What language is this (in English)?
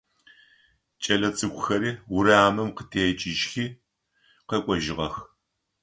Adyghe